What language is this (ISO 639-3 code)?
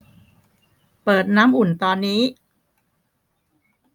tha